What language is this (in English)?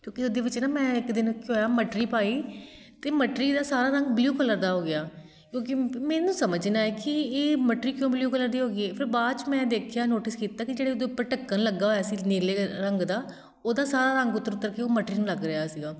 Punjabi